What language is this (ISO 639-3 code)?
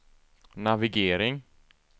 swe